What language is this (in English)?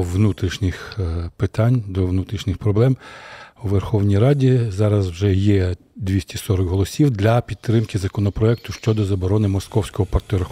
Ukrainian